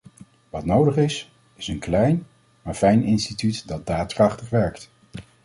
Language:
Dutch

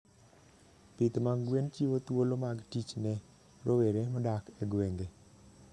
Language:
Luo (Kenya and Tanzania)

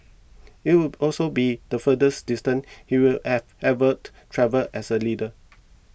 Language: English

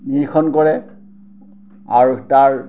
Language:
Assamese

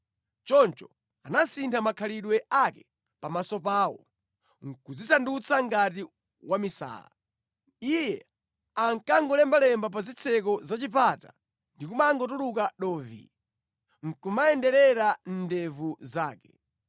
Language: Nyanja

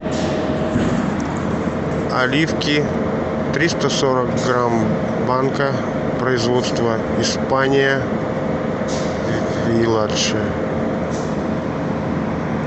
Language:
Russian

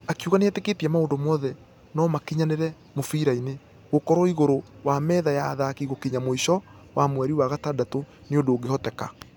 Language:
Kikuyu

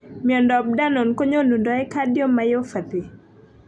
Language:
Kalenjin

